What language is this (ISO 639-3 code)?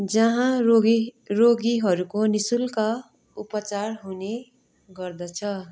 nep